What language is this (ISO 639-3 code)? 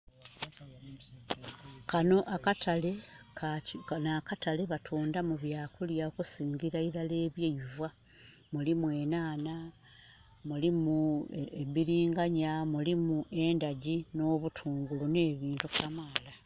xog